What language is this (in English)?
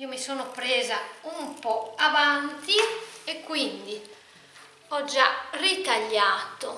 Italian